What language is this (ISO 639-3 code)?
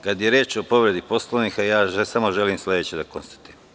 srp